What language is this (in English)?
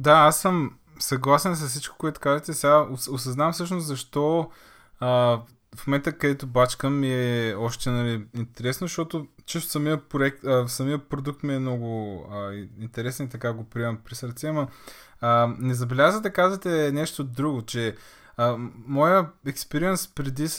Bulgarian